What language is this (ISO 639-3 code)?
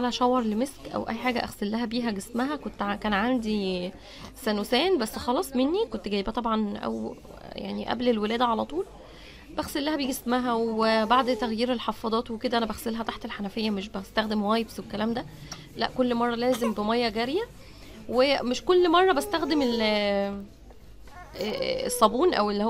ara